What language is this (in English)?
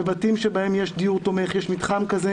Hebrew